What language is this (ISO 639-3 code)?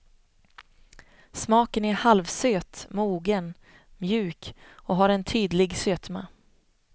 swe